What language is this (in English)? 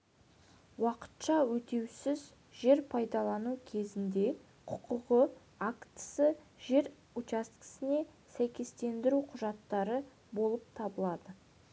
Kazakh